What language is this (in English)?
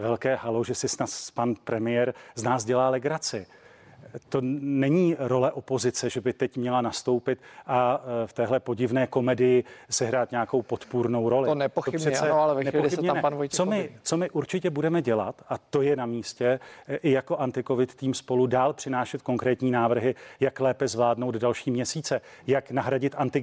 Czech